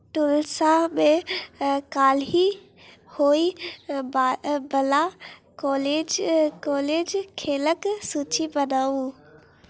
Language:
Maithili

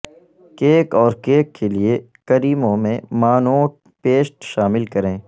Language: Urdu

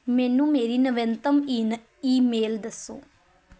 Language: Punjabi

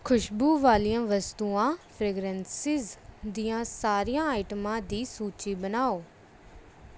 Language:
Punjabi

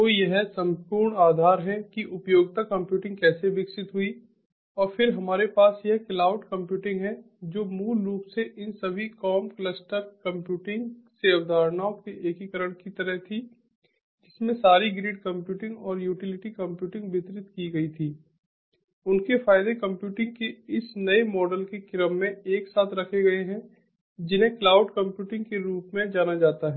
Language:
Hindi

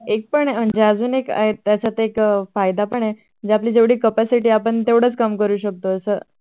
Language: Marathi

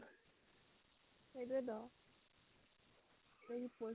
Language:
Assamese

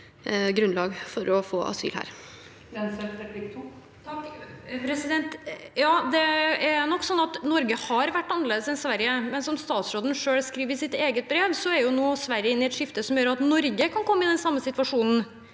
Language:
Norwegian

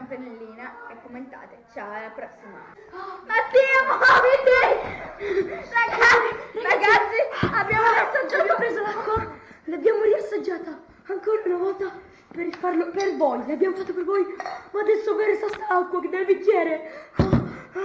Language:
Italian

